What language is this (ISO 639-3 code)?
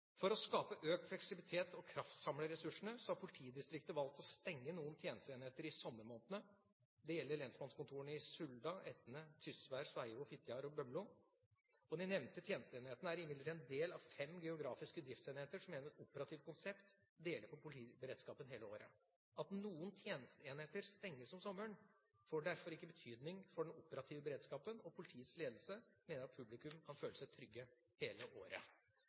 nob